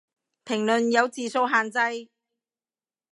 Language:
Cantonese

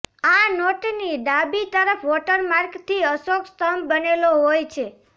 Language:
Gujarati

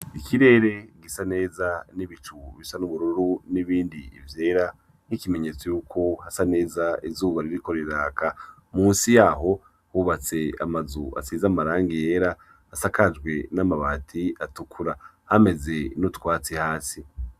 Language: Rundi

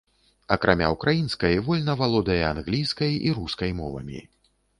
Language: Belarusian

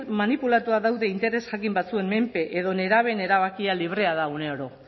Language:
Basque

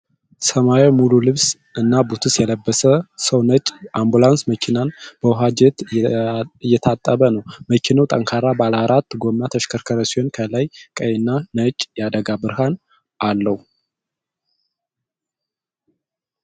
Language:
Amharic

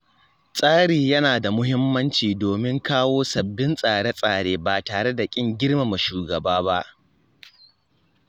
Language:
Hausa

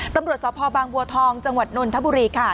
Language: Thai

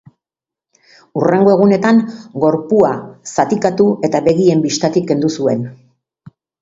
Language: Basque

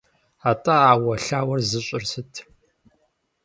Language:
Kabardian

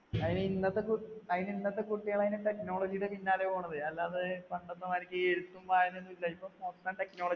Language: Malayalam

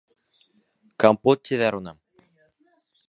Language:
Bashkir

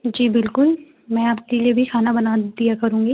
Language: Hindi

